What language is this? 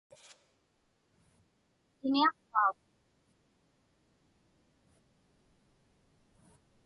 Inupiaq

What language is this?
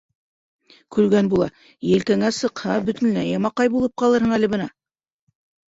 Bashkir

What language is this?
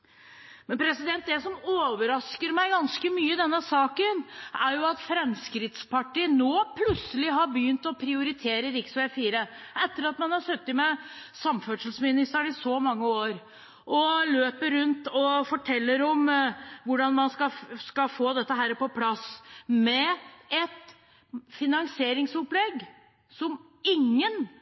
Norwegian Bokmål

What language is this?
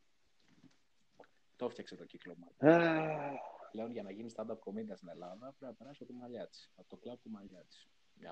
Greek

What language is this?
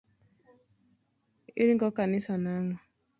Luo (Kenya and Tanzania)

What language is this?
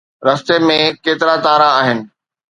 Sindhi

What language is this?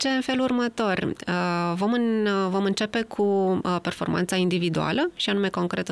Romanian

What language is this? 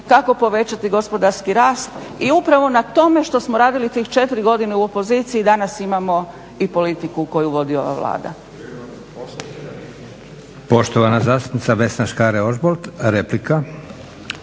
Croatian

